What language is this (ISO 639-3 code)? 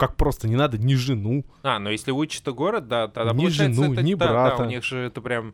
rus